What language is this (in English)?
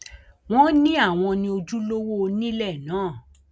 Yoruba